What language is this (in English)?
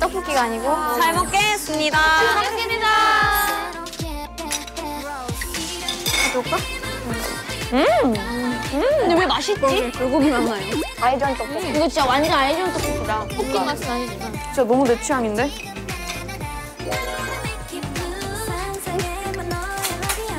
Korean